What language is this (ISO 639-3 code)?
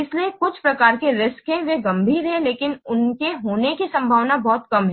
hin